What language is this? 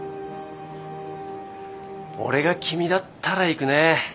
Japanese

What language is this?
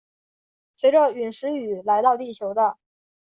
Chinese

